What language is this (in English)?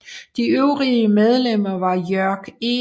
Danish